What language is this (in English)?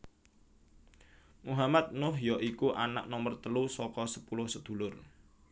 Javanese